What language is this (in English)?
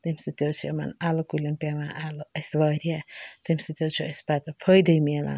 Kashmiri